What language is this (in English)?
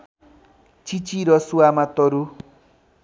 Nepali